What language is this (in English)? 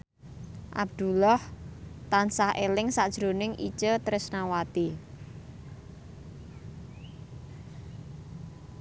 Javanese